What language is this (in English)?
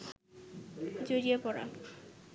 Bangla